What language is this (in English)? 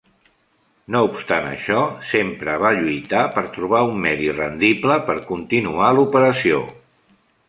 Catalan